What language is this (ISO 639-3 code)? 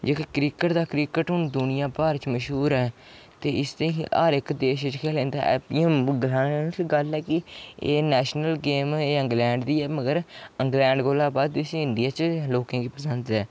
doi